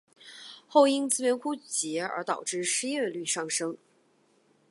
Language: Chinese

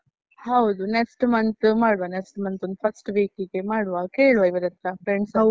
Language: Kannada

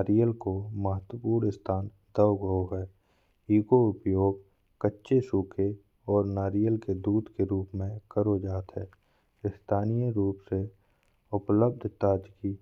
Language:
Bundeli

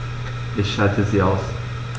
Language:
German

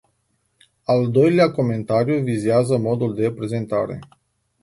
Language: Romanian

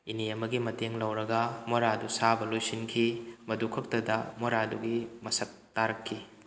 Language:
Manipuri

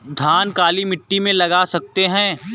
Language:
Hindi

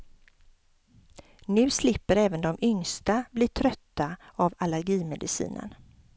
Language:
Swedish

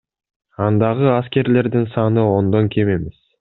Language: Kyrgyz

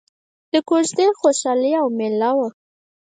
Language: Pashto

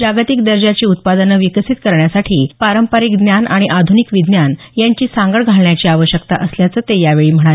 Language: Marathi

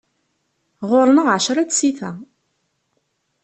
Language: Kabyle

